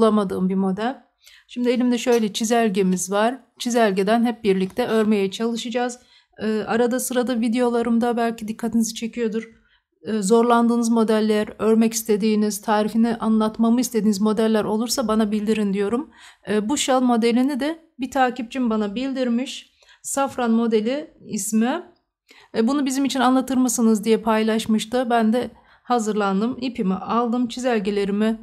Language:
Turkish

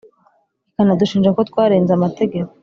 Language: Kinyarwanda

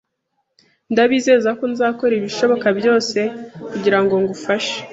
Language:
Kinyarwanda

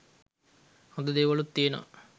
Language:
Sinhala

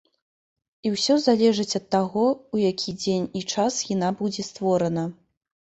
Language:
Belarusian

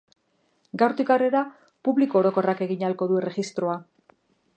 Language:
Basque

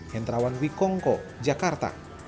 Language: Indonesian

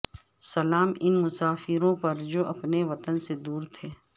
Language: Urdu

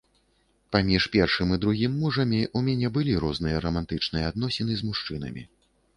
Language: Belarusian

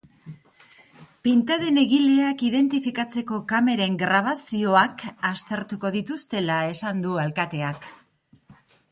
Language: Basque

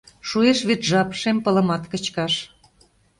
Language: Mari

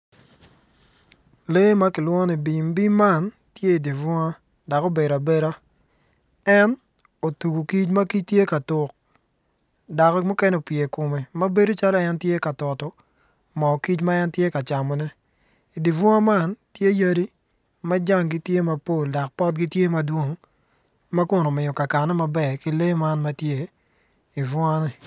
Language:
Acoli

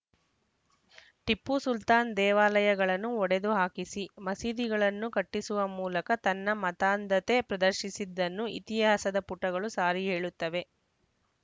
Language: Kannada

